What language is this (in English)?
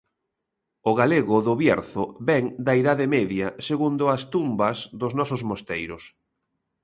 Galician